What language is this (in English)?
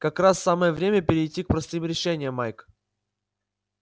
Russian